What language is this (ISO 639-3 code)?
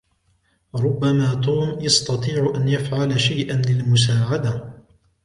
ara